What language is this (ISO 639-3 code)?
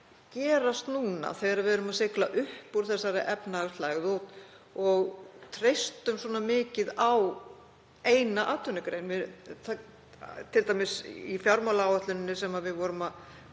isl